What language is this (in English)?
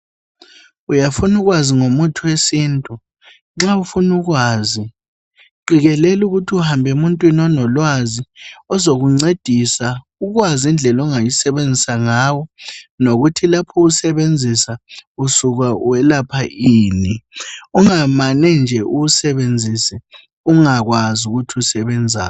North Ndebele